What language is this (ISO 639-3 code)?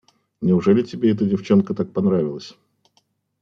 rus